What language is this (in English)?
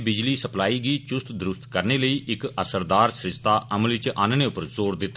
Dogri